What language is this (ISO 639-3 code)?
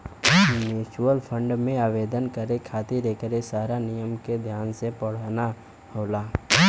bho